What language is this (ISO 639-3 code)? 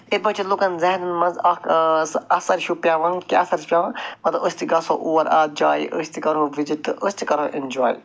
kas